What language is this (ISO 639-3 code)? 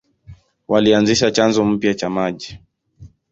swa